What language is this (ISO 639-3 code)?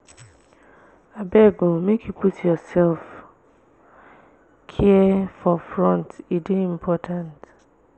pcm